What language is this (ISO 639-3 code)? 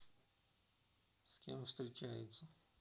rus